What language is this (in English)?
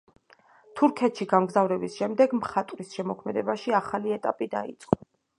Georgian